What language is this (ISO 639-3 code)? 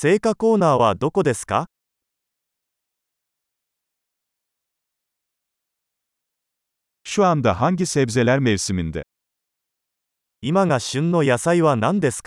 tur